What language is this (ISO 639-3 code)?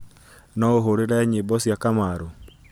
kik